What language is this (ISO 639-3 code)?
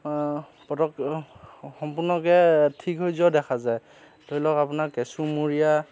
asm